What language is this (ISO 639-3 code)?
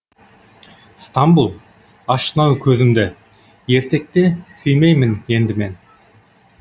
kaz